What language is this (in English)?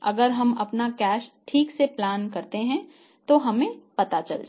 Hindi